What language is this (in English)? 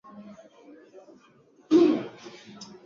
Swahili